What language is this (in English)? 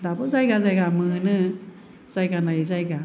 Bodo